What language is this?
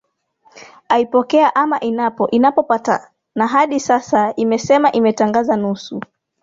Swahili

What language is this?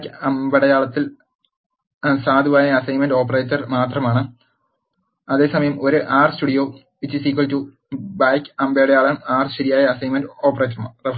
Malayalam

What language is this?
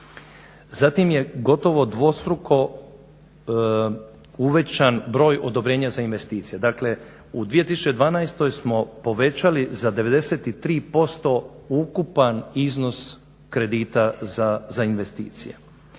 Croatian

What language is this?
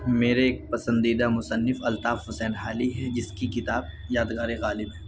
Urdu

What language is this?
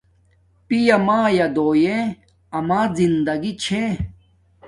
Domaaki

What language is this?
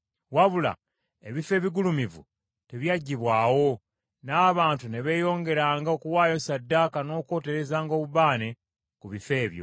Ganda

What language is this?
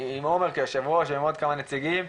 Hebrew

